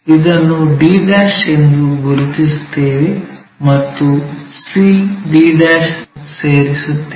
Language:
Kannada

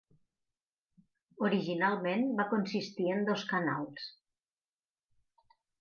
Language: Catalan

